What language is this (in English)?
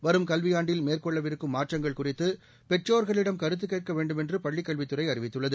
Tamil